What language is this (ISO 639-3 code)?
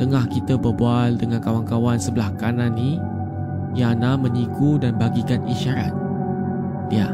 msa